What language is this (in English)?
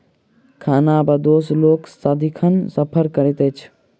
Maithili